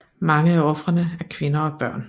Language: Danish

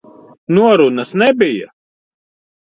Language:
Latvian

